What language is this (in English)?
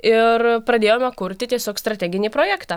Lithuanian